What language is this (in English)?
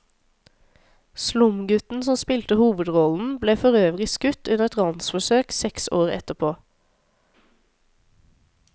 Norwegian